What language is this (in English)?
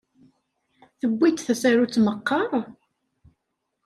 Kabyle